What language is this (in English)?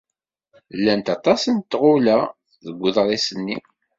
Kabyle